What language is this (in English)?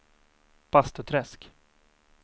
Swedish